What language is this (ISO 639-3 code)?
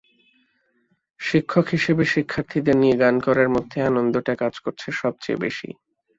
ben